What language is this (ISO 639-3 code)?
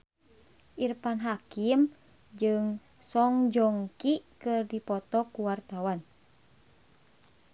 sun